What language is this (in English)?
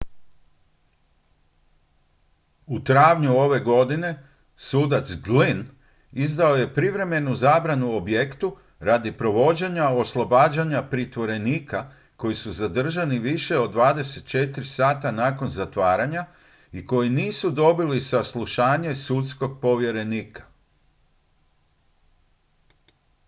Croatian